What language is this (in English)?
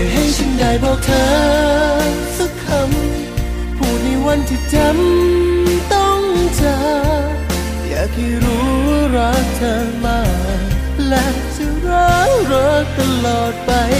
Thai